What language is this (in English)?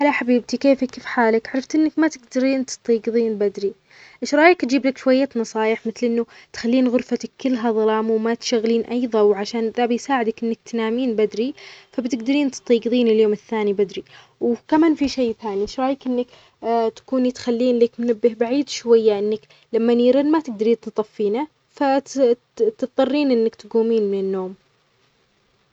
Omani Arabic